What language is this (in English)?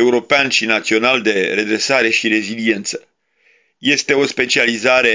Romanian